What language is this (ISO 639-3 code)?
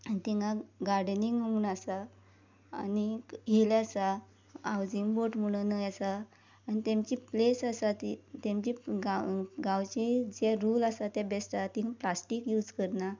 kok